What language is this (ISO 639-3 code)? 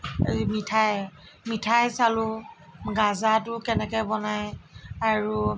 asm